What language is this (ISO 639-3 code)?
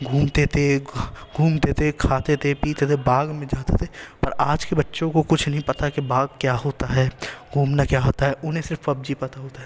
urd